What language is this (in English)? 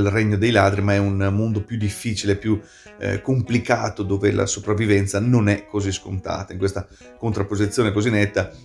Italian